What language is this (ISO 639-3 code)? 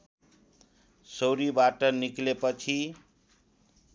nep